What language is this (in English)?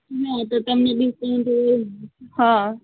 Gujarati